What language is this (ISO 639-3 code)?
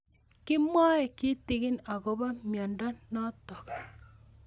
kln